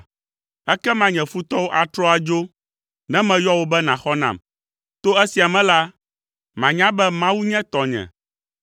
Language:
Ewe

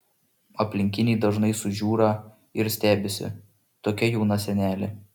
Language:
Lithuanian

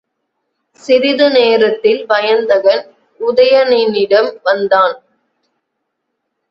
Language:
Tamil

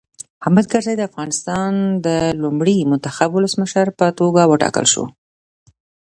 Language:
Pashto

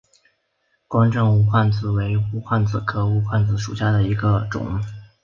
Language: Chinese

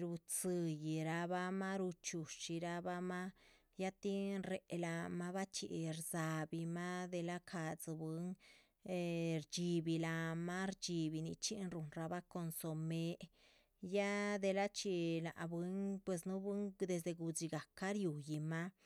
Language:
Chichicapan Zapotec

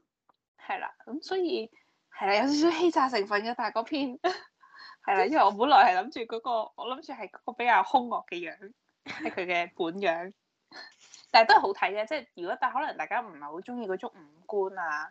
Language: Chinese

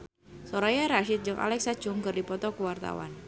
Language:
Sundanese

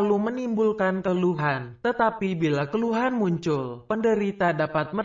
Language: Indonesian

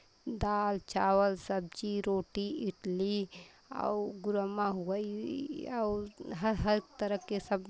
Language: Hindi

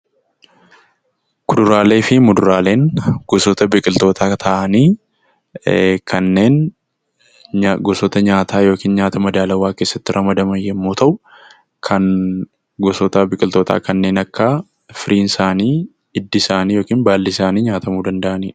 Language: Oromo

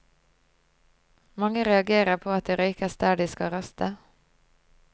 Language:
Norwegian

